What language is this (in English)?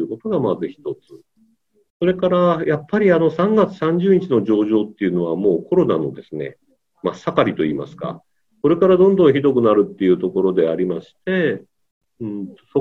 Japanese